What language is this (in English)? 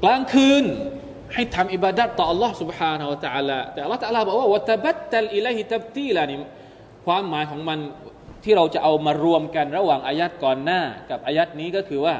Thai